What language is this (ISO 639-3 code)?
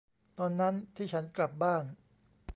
tha